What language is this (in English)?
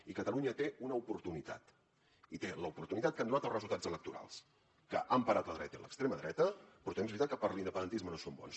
Catalan